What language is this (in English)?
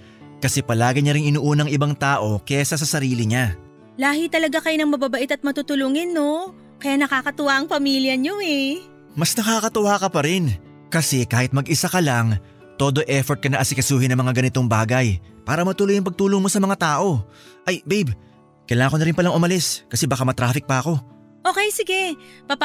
Filipino